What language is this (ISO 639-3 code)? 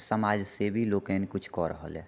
mai